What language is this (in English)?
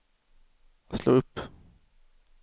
Swedish